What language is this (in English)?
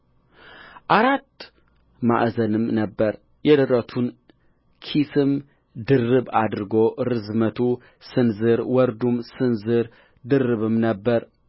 Amharic